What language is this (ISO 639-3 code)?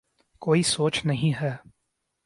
urd